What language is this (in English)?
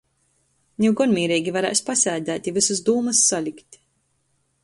Latgalian